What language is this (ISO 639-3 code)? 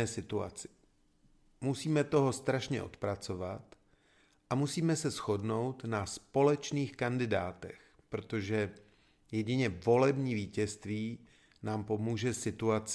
ces